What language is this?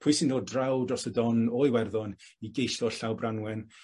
Welsh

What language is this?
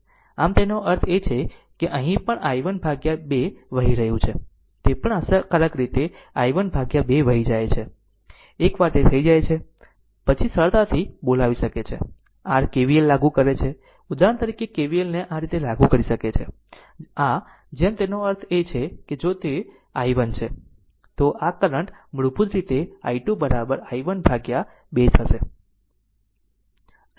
Gujarati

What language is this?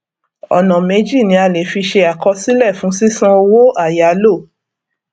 Yoruba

